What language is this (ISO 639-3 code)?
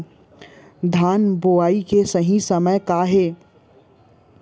hne